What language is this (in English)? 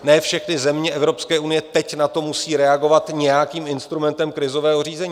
Czech